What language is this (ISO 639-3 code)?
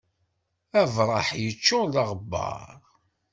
kab